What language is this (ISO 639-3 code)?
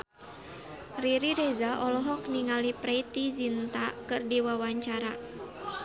sun